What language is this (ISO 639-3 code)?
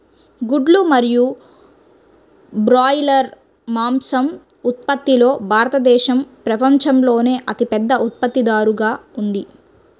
tel